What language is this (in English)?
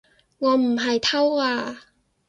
Cantonese